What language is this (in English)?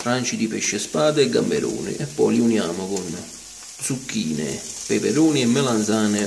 Italian